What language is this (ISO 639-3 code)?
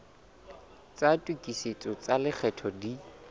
sot